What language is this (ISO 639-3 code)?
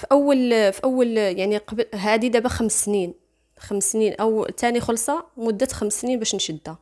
ara